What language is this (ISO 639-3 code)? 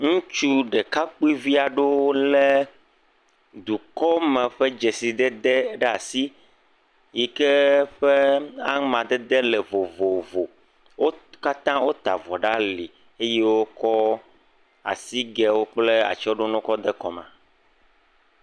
ewe